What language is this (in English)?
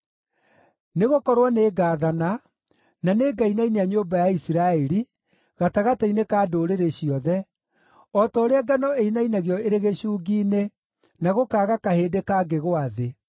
Kikuyu